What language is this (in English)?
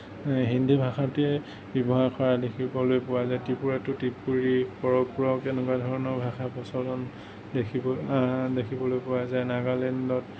Assamese